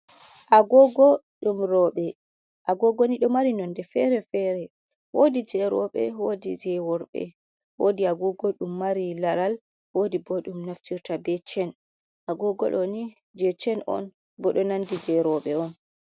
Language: Fula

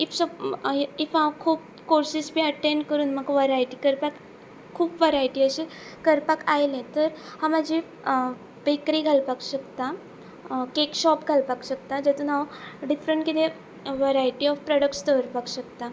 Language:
Konkani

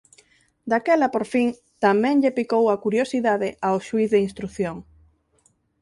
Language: Galician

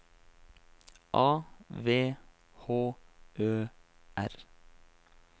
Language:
Norwegian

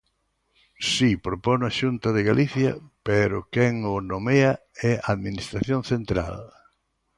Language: Galician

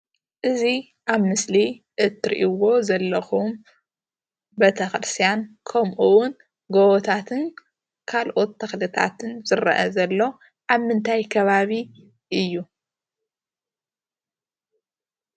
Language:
Tigrinya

